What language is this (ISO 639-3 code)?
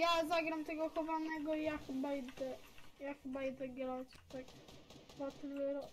pol